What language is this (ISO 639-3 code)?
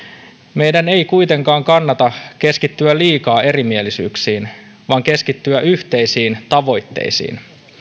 fin